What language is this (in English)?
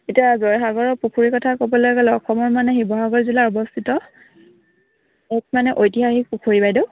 Assamese